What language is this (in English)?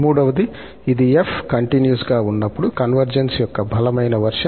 Telugu